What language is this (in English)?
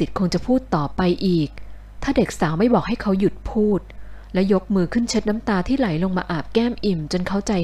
Thai